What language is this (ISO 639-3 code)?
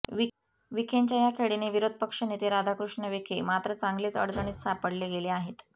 mar